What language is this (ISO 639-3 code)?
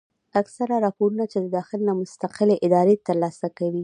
pus